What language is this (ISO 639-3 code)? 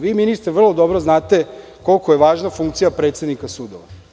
srp